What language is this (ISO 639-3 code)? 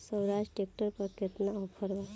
bho